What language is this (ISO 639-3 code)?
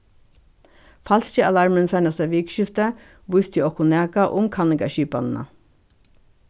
fao